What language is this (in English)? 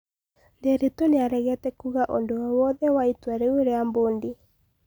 Kikuyu